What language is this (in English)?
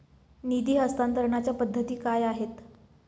Marathi